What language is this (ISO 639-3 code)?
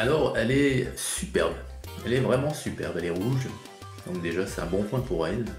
fra